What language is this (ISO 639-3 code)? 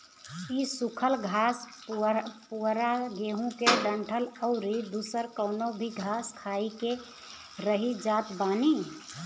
bho